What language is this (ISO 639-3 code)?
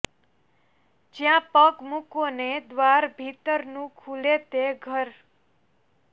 guj